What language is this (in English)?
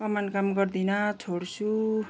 Nepali